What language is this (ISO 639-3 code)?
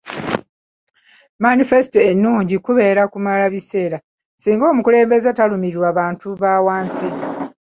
lug